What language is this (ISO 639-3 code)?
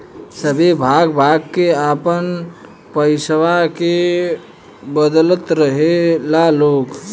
bho